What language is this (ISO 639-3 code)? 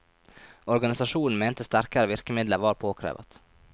nor